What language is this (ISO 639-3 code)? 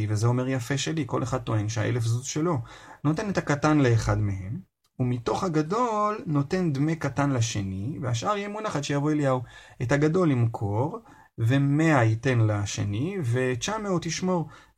heb